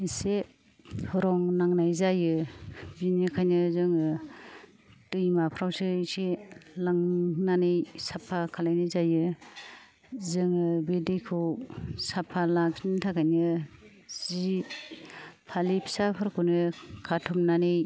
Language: Bodo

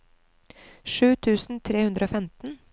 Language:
Norwegian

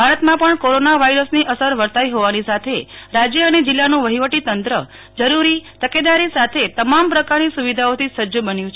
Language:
Gujarati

